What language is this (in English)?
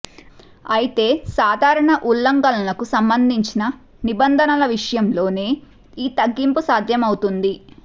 Telugu